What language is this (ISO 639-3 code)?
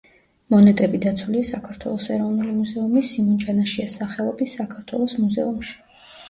kat